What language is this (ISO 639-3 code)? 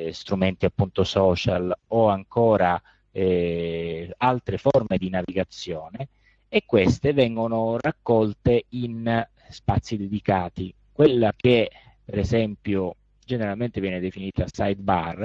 ita